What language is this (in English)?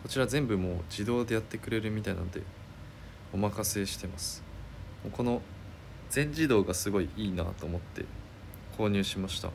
Japanese